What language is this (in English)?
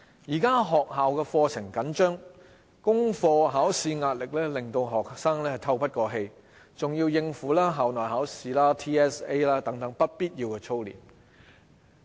Cantonese